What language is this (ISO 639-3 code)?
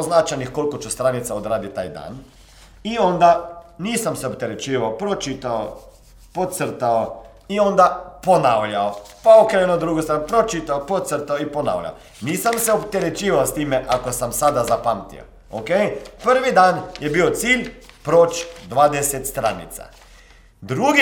hrv